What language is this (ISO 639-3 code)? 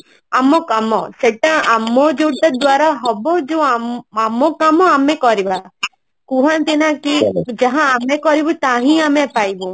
ori